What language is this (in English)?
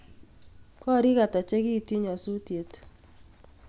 Kalenjin